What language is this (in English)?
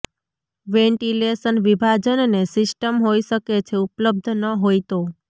Gujarati